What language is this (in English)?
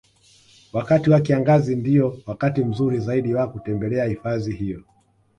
Swahili